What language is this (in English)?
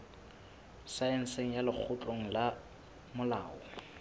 Southern Sotho